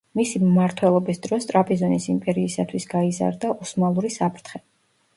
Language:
Georgian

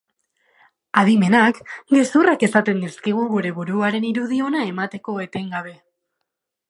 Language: Basque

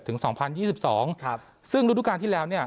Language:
Thai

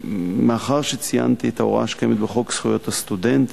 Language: Hebrew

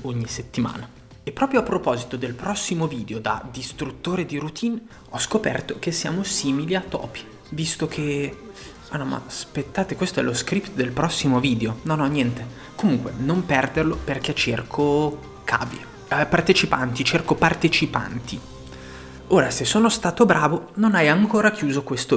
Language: Italian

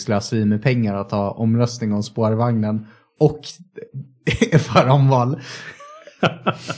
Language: Swedish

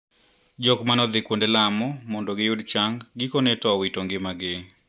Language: Luo (Kenya and Tanzania)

